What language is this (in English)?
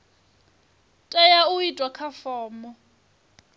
Venda